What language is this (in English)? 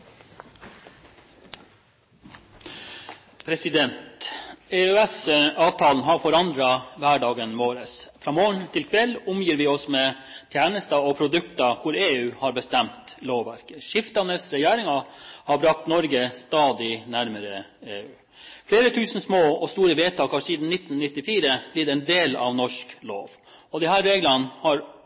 Norwegian Bokmål